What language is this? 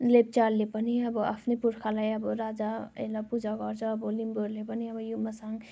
Nepali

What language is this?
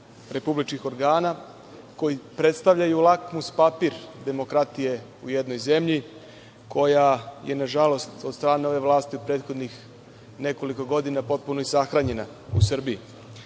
Serbian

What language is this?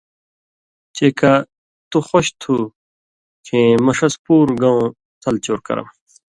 Indus Kohistani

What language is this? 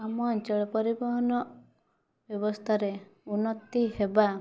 Odia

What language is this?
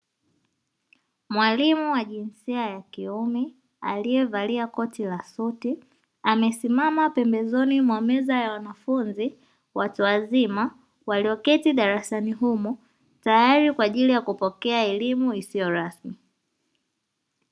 Swahili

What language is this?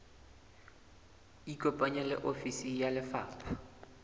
Southern Sotho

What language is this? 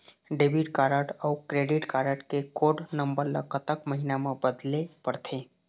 Chhattisgarhi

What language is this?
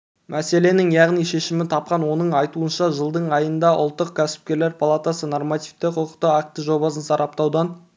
Kazakh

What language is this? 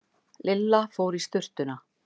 Icelandic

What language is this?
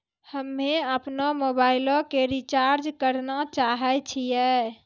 Maithili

